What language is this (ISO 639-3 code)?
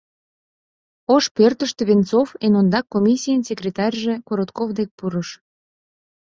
chm